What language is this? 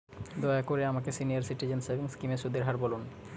Bangla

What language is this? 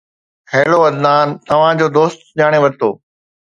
Sindhi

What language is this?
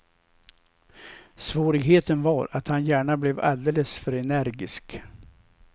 Swedish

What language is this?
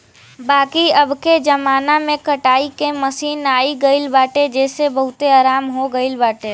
Bhojpuri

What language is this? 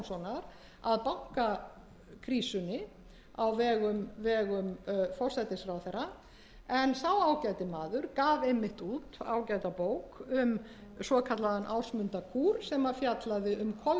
Icelandic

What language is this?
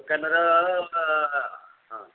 Odia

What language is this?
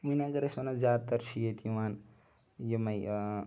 Kashmiri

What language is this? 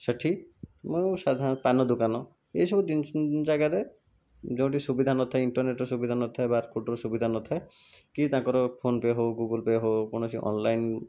Odia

